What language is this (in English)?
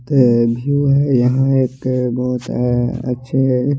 Hindi